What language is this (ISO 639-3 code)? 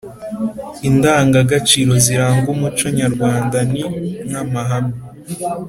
kin